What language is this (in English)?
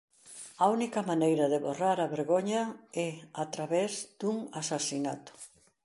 Galician